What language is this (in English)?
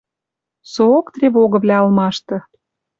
Western Mari